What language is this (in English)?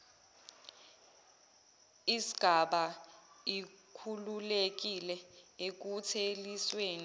Zulu